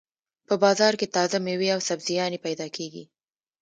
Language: Pashto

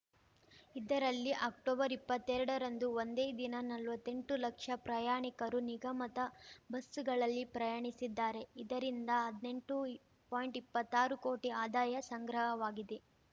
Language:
Kannada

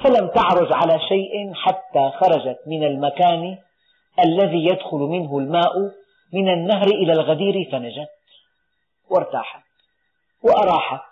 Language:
Arabic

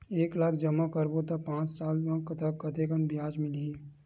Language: Chhattisgarhi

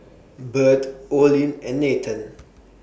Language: English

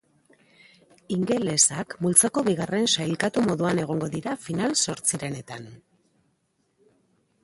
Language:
Basque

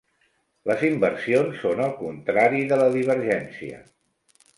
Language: Catalan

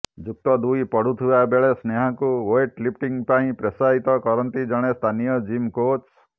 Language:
Odia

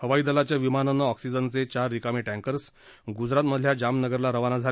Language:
Marathi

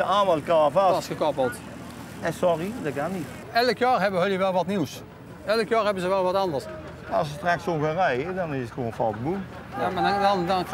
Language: Dutch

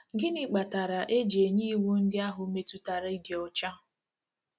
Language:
Igbo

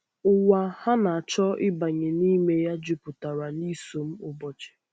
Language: Igbo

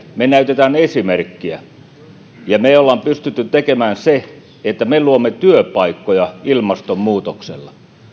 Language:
Finnish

